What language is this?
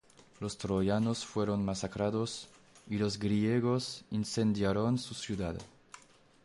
Spanish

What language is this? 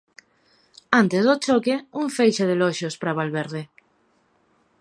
Galician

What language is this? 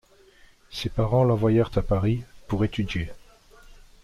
French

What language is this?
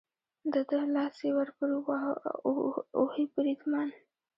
Pashto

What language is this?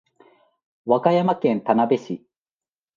Japanese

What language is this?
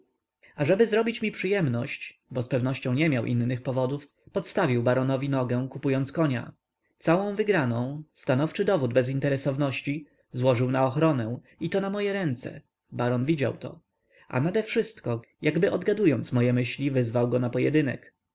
Polish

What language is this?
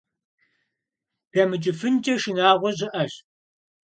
Kabardian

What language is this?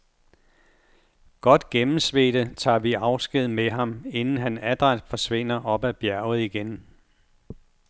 Danish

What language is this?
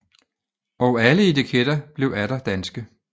Danish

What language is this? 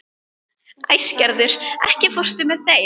Icelandic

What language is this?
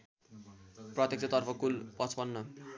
Nepali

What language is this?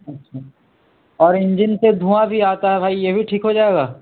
Urdu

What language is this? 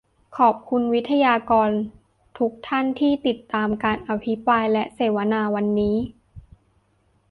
Thai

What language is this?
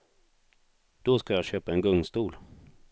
Swedish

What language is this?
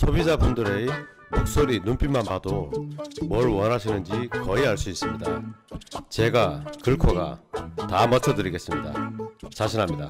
Korean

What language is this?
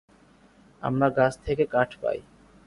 Bangla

